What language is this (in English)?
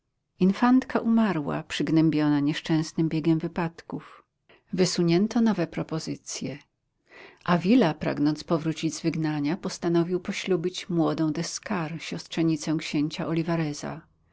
Polish